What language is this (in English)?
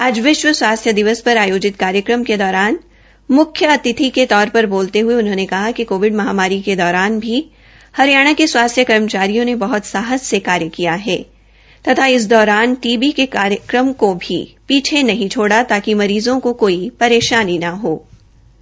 Hindi